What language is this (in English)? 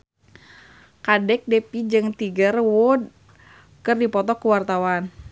Sundanese